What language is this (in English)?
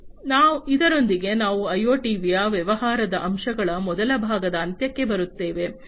Kannada